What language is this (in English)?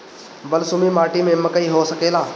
Bhojpuri